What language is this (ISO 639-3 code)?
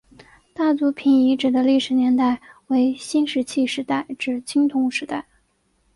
zho